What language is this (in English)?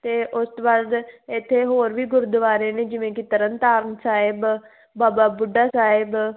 Punjabi